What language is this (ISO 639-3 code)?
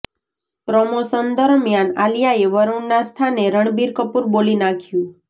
guj